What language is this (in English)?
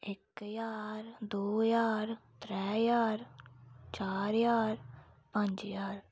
Dogri